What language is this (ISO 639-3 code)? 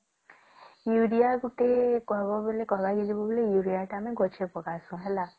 ori